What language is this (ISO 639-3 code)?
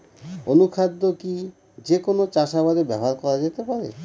ben